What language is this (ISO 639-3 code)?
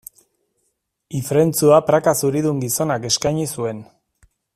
eus